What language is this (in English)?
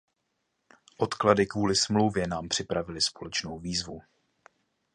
Czech